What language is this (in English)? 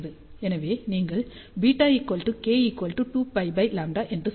Tamil